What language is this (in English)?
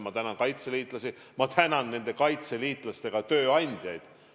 Estonian